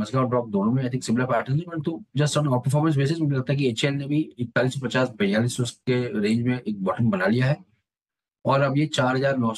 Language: Hindi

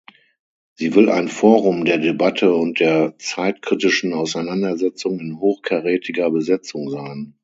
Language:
German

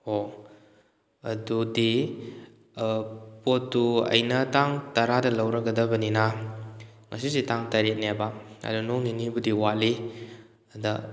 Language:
Manipuri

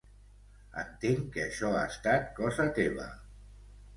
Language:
Catalan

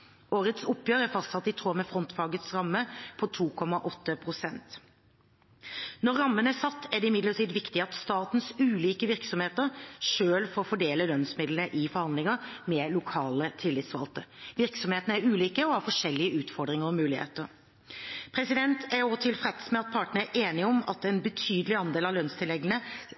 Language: Norwegian Bokmål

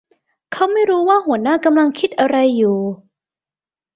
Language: Thai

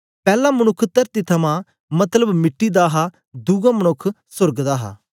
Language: Dogri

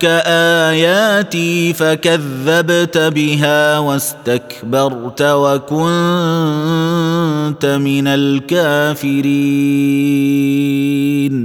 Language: Arabic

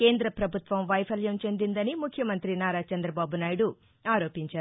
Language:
Telugu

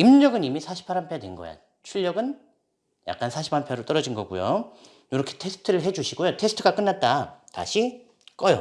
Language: Korean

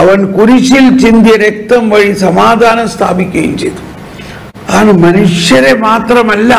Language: Malayalam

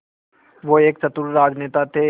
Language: Hindi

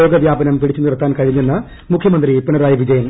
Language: Malayalam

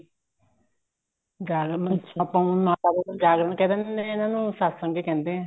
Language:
Punjabi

